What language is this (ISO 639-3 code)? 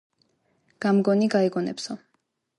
kat